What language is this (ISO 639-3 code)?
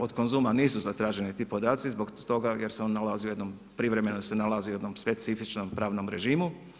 hrv